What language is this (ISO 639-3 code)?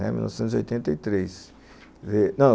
por